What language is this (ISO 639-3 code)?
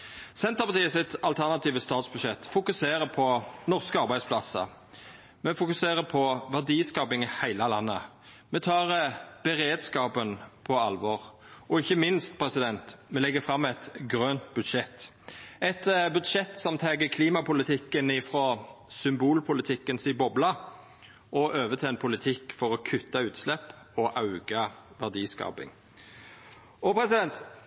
nno